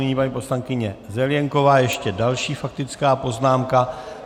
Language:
Czech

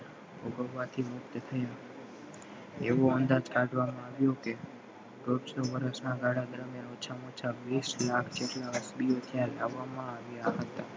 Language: Gujarati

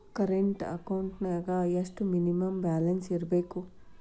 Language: Kannada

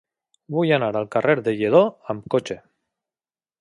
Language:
Catalan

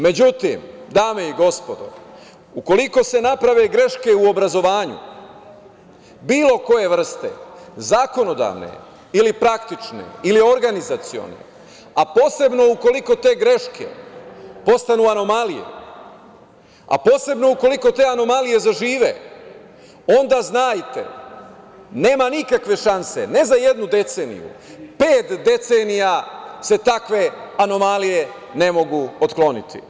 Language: Serbian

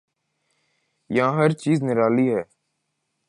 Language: Urdu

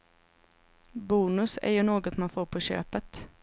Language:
Swedish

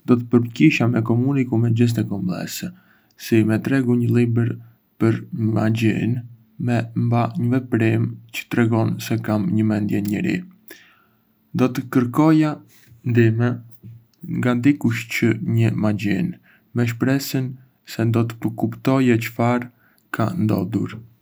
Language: Arbëreshë Albanian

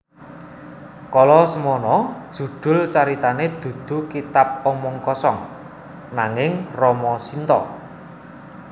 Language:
Javanese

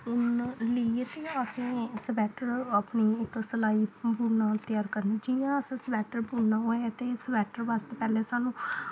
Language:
Dogri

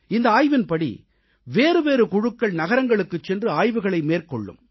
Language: Tamil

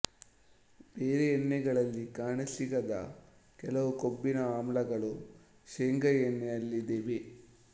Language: Kannada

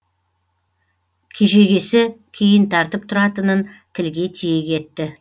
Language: Kazakh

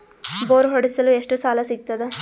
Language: Kannada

